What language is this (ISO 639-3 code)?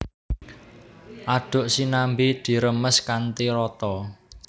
jav